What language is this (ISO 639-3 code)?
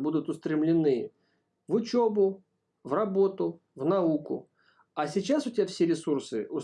rus